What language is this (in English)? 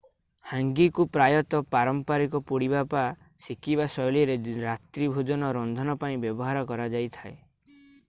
Odia